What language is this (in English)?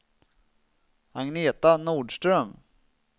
Swedish